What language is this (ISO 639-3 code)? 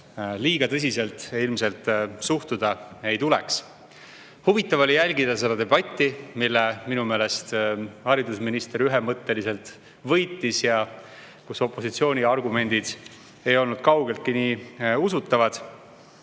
est